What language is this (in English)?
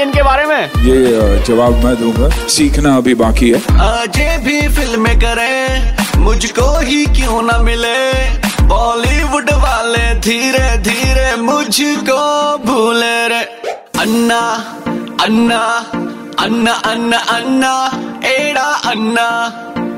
Hindi